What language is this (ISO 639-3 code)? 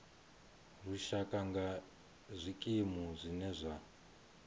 ven